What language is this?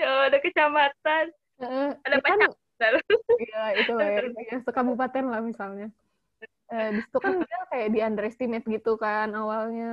Indonesian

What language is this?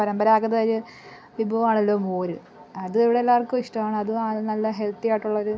Malayalam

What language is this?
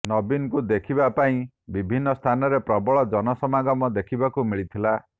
Odia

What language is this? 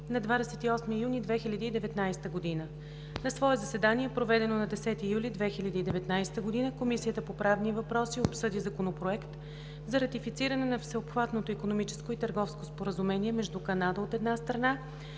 Bulgarian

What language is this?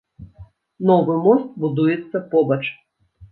Belarusian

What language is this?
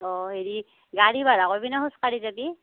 Assamese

